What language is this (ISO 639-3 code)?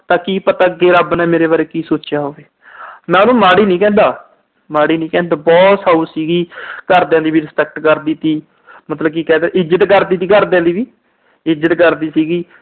pan